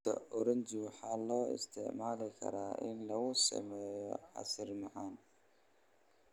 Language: Somali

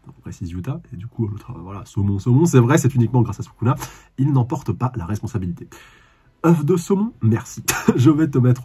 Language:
French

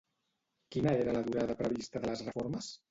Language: Catalan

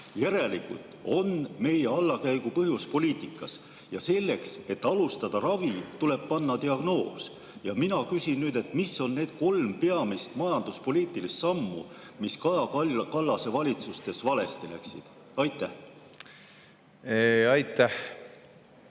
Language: Estonian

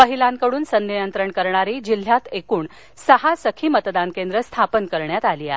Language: Marathi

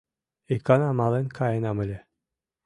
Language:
Mari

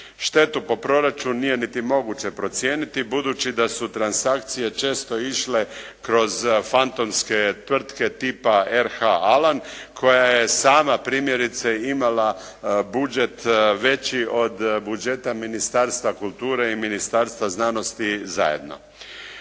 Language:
Croatian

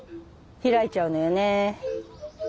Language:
Japanese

